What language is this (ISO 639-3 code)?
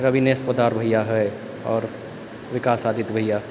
mai